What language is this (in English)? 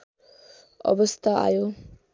Nepali